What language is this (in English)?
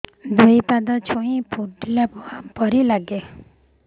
Odia